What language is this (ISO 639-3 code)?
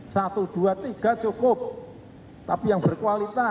ind